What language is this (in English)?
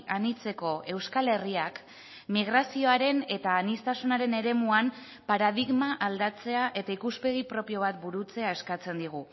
Basque